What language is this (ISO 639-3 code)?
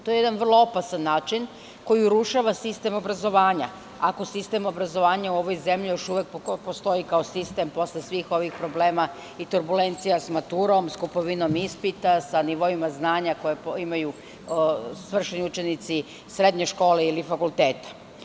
srp